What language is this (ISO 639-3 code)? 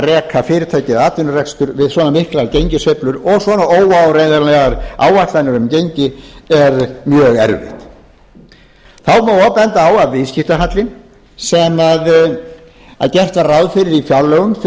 isl